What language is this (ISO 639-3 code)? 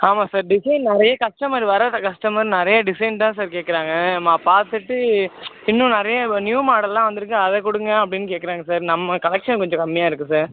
tam